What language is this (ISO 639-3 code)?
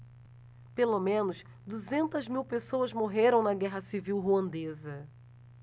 por